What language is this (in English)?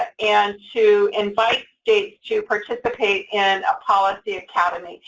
English